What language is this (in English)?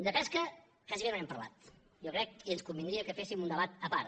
Catalan